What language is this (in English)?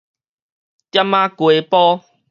Min Nan Chinese